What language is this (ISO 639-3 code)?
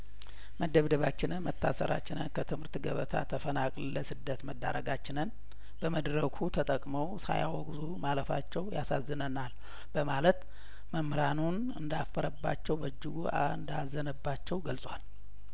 amh